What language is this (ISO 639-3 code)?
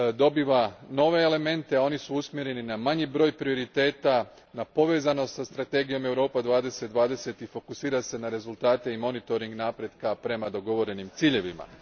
hrv